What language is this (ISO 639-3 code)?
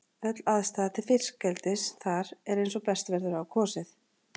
isl